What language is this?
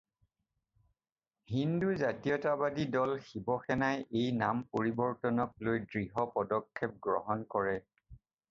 Assamese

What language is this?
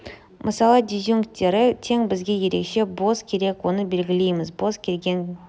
Kazakh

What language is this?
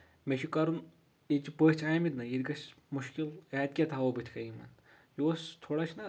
Kashmiri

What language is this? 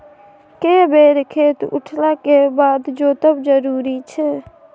Maithili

